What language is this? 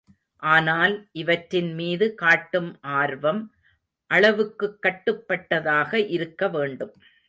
Tamil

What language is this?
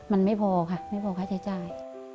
Thai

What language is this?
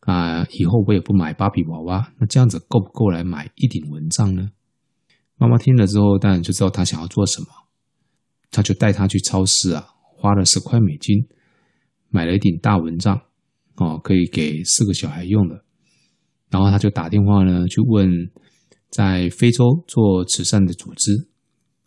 Chinese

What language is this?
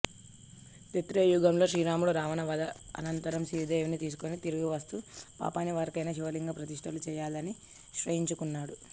Telugu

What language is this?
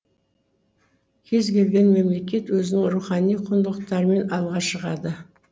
Kazakh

